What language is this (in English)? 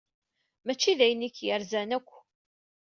Kabyle